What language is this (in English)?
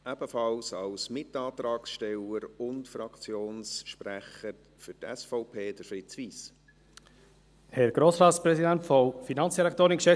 Swiss German